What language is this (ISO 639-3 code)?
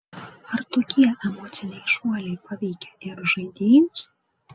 lit